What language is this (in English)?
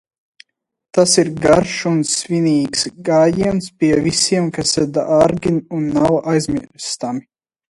Latvian